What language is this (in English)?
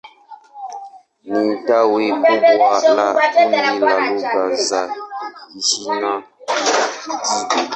Swahili